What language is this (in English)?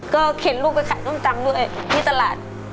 Thai